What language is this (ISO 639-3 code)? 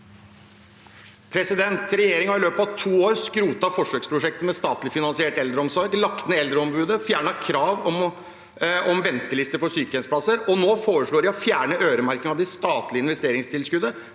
nor